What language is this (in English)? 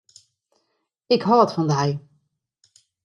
Western Frisian